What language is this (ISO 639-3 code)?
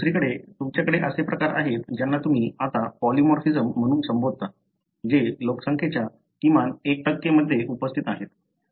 mar